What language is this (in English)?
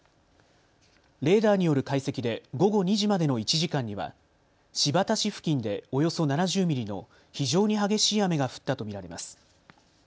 Japanese